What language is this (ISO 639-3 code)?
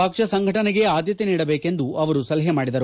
kan